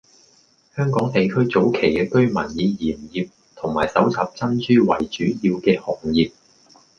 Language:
Cantonese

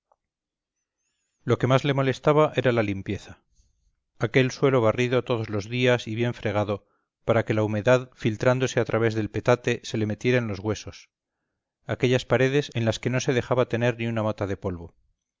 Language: Spanish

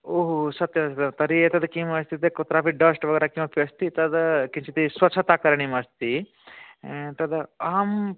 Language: Sanskrit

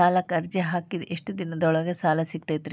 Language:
Kannada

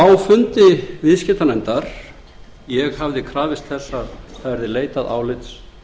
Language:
Icelandic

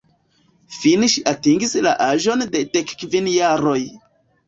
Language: Esperanto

